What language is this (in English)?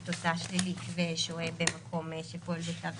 Hebrew